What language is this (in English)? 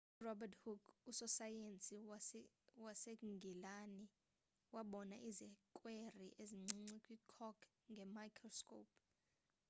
Xhosa